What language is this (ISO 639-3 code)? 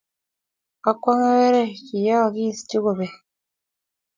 kln